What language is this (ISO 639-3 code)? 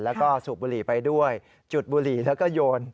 tha